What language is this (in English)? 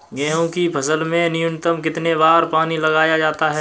Hindi